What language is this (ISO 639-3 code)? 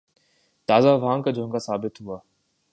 urd